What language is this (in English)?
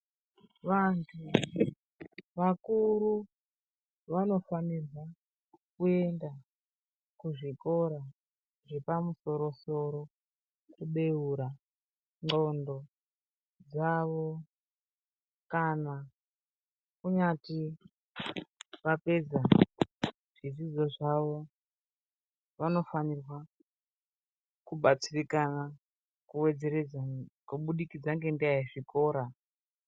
Ndau